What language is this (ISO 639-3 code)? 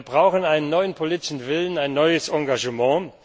deu